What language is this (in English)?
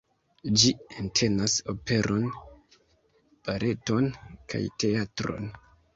Esperanto